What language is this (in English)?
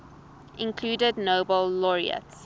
English